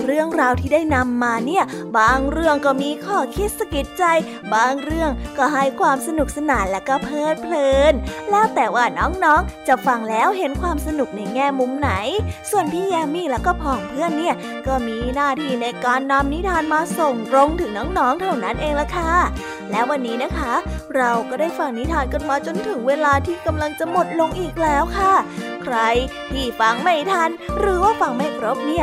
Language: Thai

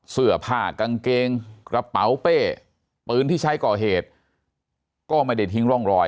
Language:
Thai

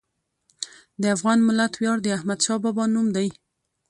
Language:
Pashto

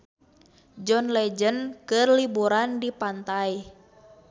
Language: Sundanese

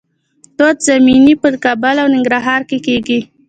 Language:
Pashto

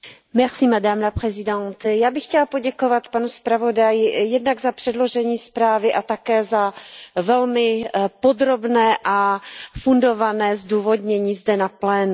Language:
Czech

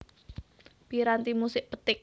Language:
Javanese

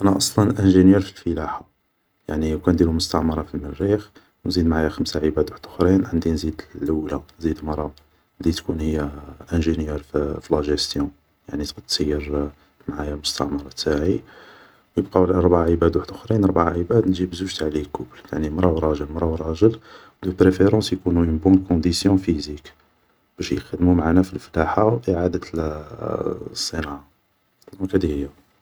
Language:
Algerian Arabic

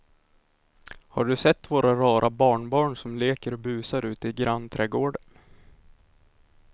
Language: Swedish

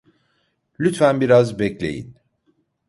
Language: Turkish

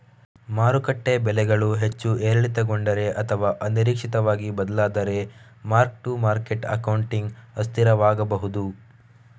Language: Kannada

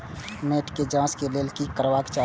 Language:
Maithili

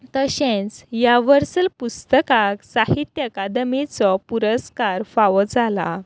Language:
Konkani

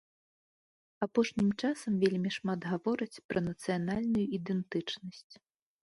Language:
Belarusian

